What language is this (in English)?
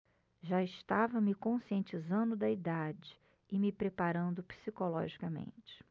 Portuguese